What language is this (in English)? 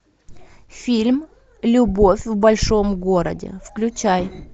Russian